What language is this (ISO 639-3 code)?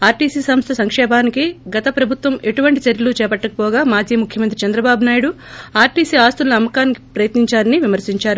tel